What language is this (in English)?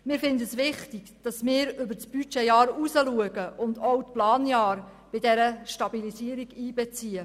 Swiss German